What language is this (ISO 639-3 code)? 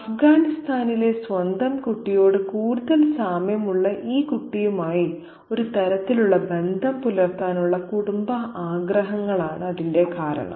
mal